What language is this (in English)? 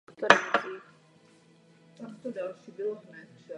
Czech